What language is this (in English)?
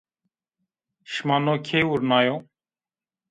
Zaza